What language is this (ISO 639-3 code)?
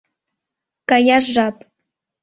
chm